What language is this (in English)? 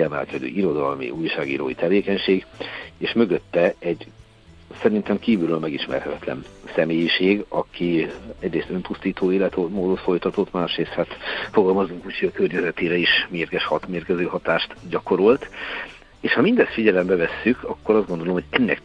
Hungarian